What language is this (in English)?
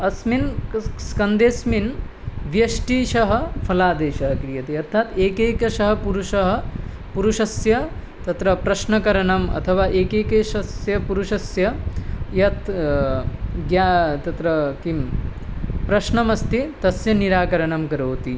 Sanskrit